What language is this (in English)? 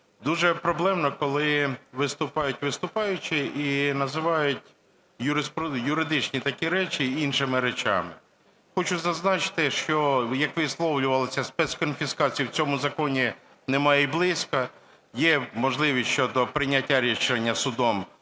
Ukrainian